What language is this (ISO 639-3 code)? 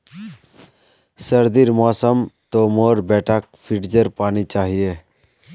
mag